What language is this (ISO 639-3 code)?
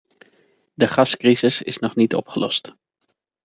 nld